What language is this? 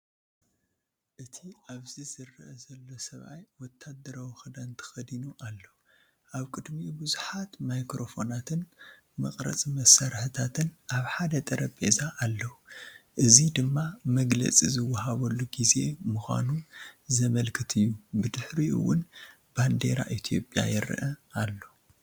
Tigrinya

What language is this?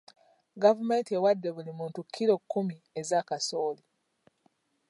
Ganda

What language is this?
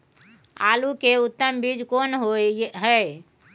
Maithili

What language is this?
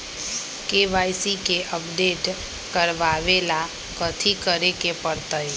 Magahi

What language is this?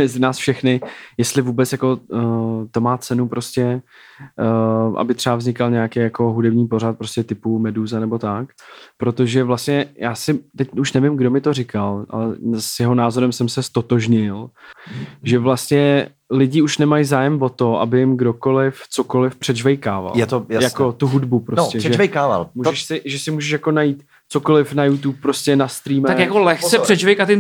Czech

